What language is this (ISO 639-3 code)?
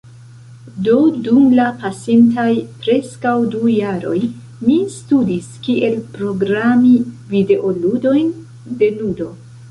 epo